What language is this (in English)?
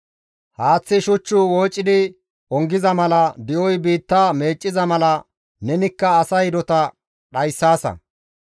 Gamo